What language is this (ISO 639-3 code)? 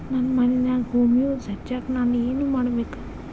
kan